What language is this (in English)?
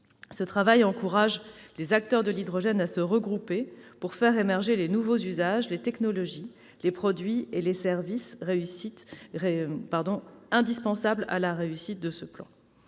French